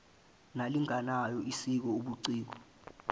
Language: Zulu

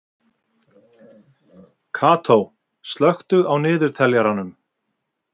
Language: Icelandic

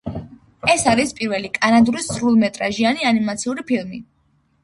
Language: Georgian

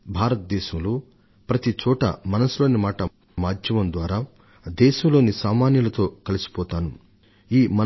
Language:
Telugu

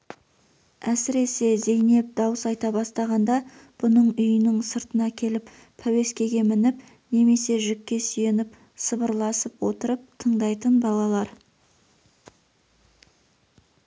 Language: Kazakh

